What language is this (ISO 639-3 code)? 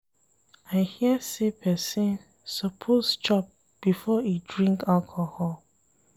pcm